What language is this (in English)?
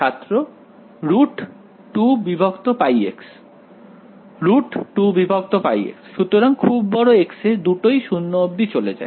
Bangla